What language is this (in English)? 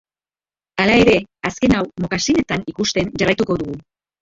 Basque